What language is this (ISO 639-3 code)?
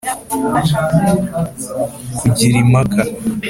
kin